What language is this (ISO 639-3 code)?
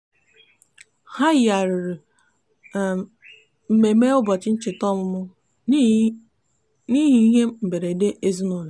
ibo